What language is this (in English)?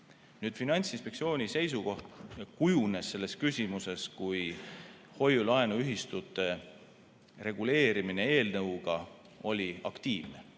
Estonian